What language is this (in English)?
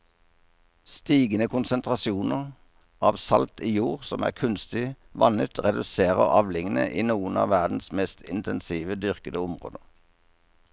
Norwegian